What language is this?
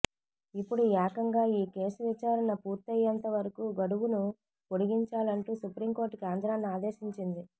Telugu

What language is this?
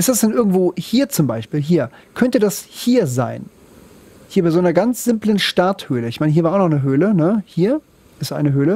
German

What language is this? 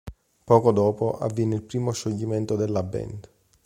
Italian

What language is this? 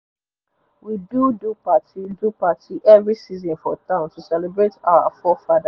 Nigerian Pidgin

